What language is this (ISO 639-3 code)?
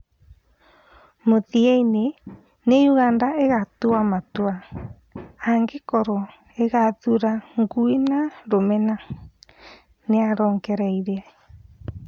kik